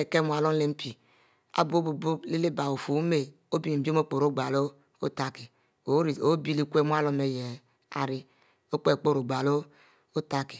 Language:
Mbe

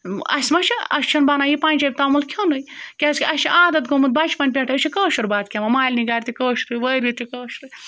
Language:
Kashmiri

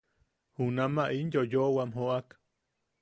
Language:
Yaqui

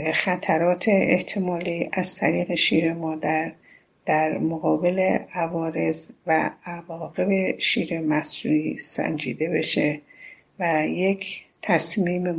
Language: Persian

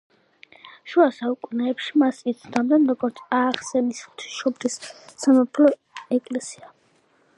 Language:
Georgian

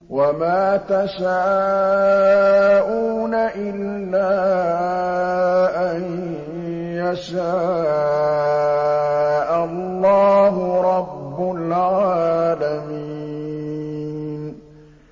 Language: Arabic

